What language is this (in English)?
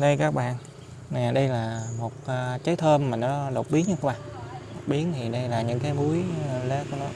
Vietnamese